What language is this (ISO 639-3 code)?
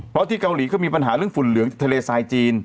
tha